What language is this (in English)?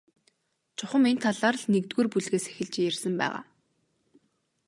Mongolian